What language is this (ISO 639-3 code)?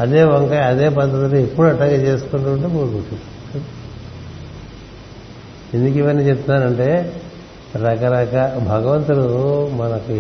tel